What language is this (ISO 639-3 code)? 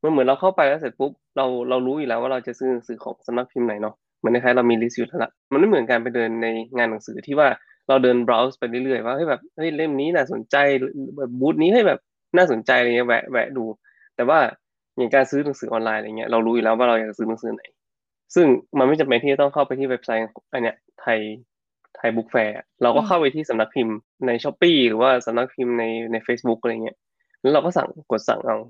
tha